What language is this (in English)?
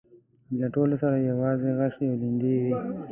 Pashto